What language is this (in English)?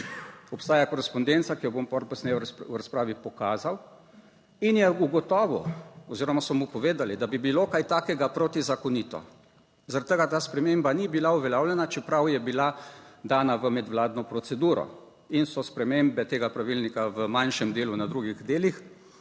Slovenian